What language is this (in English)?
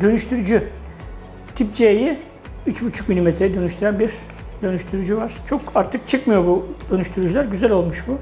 Turkish